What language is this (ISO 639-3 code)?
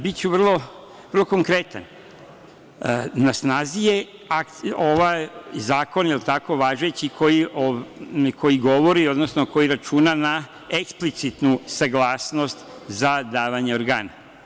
srp